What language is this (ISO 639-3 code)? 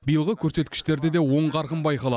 kaz